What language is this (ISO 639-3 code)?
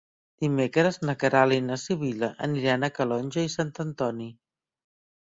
cat